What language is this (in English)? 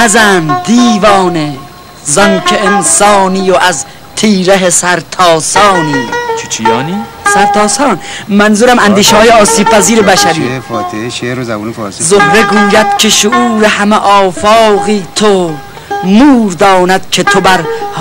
Persian